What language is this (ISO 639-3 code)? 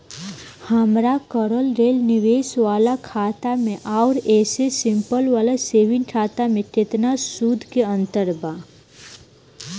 bho